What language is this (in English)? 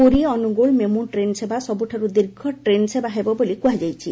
Odia